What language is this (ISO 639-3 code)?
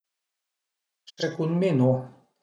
pms